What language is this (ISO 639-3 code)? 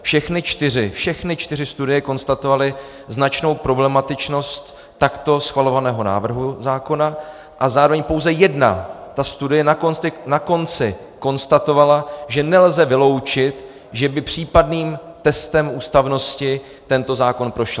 ces